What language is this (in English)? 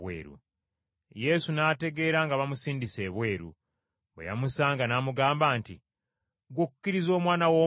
Ganda